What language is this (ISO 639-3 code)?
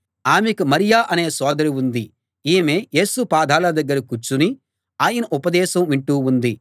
tel